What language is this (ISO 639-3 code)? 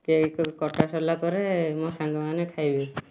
ori